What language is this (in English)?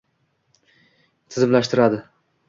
Uzbek